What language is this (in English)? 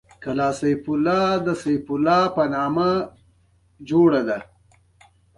Pashto